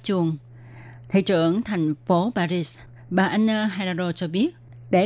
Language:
Vietnamese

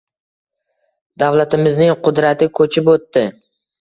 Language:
Uzbek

